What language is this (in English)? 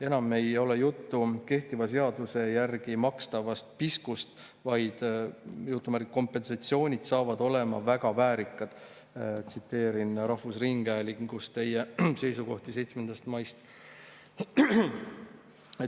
Estonian